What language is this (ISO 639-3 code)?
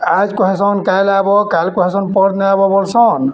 ori